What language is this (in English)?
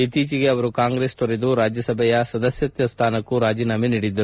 Kannada